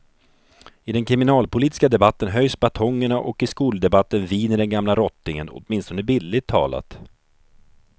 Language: Swedish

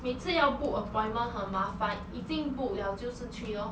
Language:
English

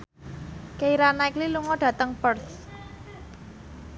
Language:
Javanese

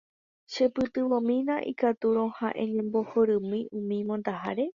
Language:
Guarani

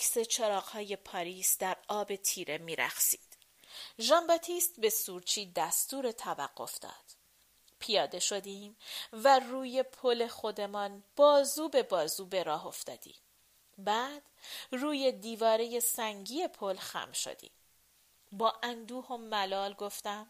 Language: Persian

